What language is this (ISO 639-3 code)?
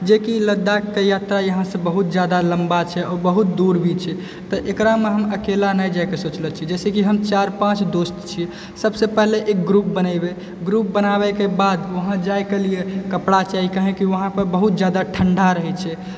mai